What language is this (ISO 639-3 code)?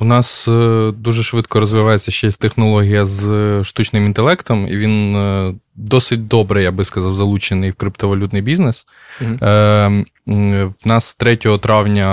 ukr